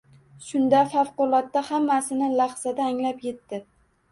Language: Uzbek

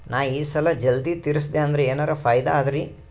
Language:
Kannada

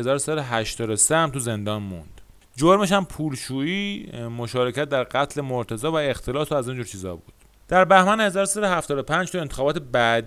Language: Persian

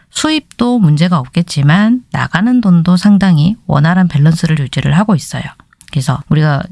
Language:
Korean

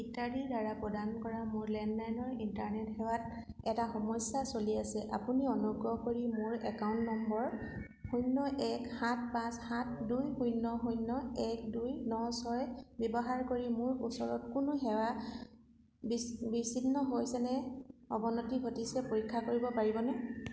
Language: Assamese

